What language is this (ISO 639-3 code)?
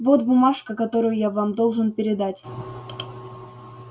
rus